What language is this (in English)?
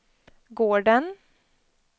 Swedish